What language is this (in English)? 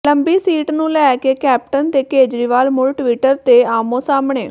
Punjabi